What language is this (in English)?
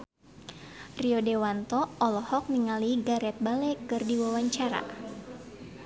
Sundanese